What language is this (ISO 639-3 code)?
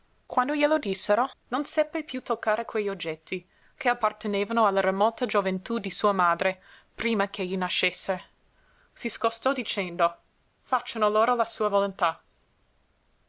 ita